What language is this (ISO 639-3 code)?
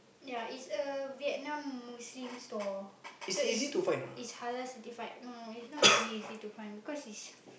eng